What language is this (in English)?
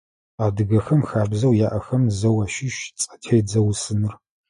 Adyghe